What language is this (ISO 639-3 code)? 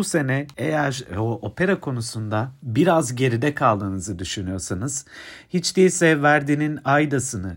tur